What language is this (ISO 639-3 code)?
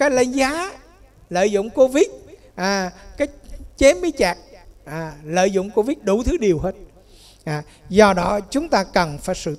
vie